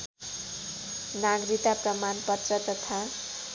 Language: Nepali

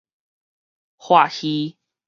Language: Min Nan Chinese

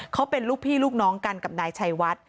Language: Thai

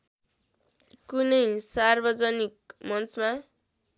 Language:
Nepali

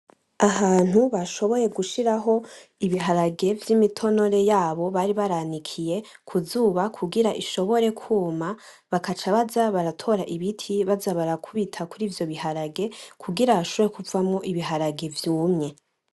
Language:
Rundi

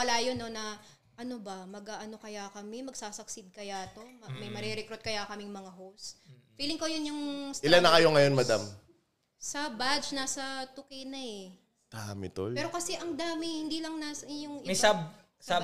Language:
Filipino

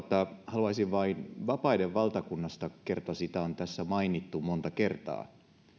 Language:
Finnish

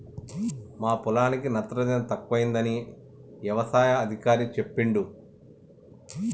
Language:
Telugu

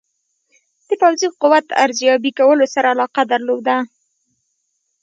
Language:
Pashto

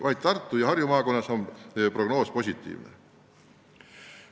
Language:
Estonian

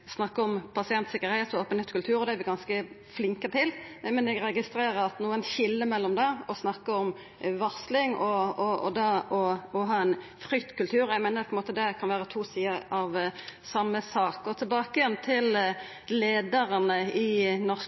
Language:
Norwegian Nynorsk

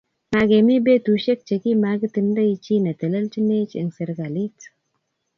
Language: Kalenjin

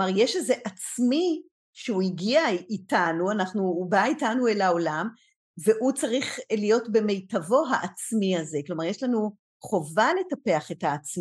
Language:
Hebrew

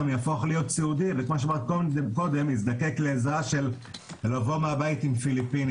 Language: Hebrew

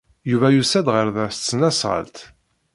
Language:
Kabyle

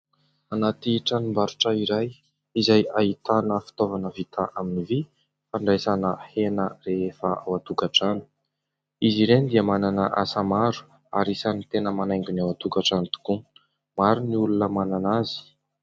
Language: Malagasy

